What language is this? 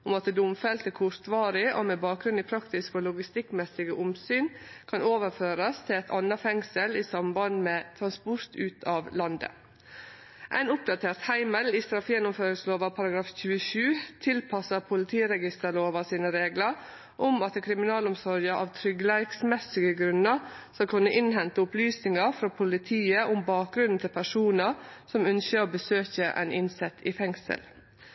Norwegian Nynorsk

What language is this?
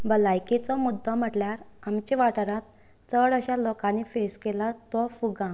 Konkani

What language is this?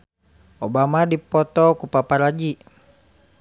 Sundanese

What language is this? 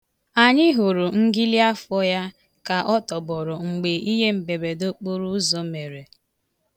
Igbo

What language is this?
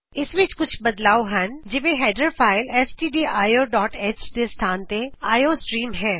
Punjabi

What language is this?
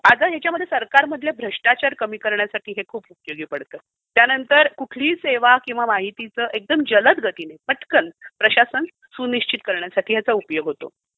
Marathi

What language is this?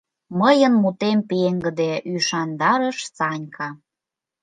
Mari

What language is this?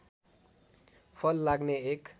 Nepali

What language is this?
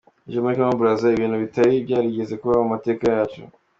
Kinyarwanda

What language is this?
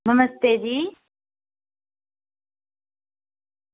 Dogri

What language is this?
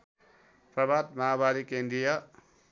Nepali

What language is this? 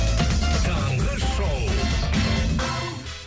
Kazakh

